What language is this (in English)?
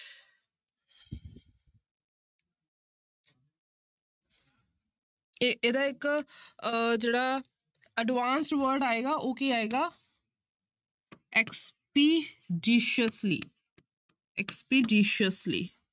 Punjabi